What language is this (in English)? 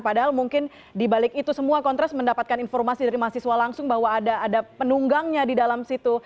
Indonesian